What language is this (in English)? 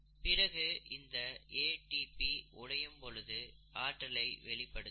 Tamil